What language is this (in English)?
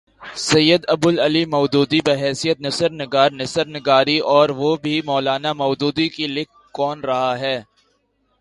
Urdu